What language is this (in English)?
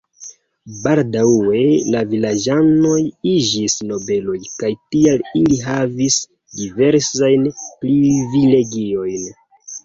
Esperanto